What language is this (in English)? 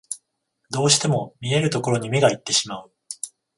Japanese